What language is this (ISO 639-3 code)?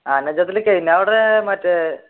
mal